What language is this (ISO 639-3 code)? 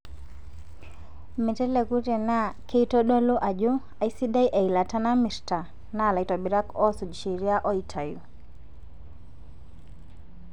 mas